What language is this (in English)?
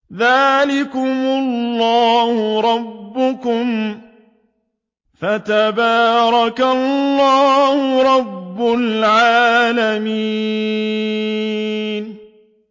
Arabic